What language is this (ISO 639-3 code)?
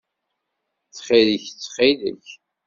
kab